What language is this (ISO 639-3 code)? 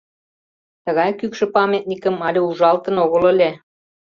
chm